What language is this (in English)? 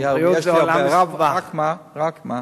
Hebrew